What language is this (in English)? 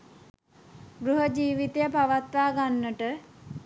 Sinhala